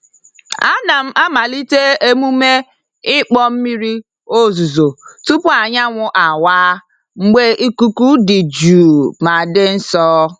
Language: Igbo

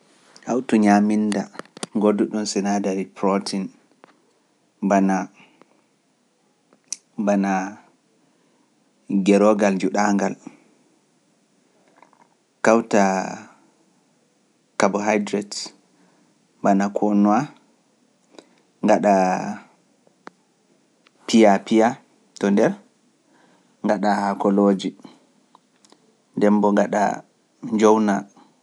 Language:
Pular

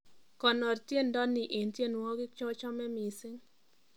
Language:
Kalenjin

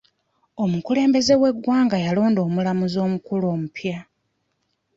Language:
Ganda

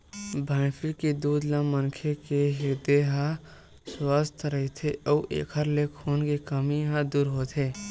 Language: Chhattisgarhi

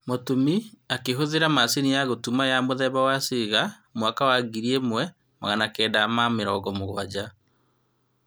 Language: Kikuyu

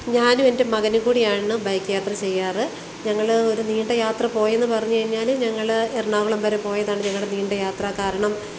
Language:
Malayalam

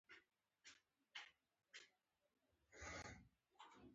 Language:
Pashto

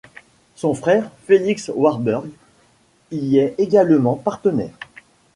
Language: French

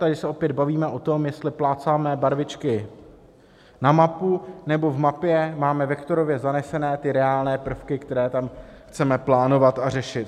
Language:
Czech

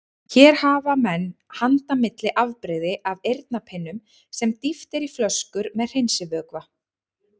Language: Icelandic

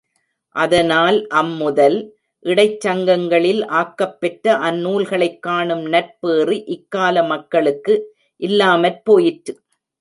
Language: Tamil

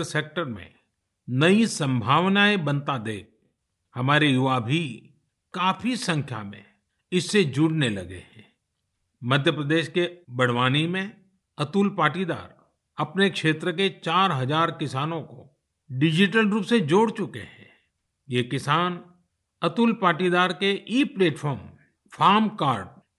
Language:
Hindi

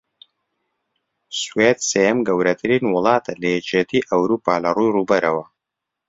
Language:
Central Kurdish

